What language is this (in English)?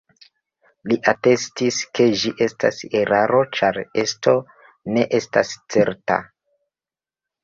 Esperanto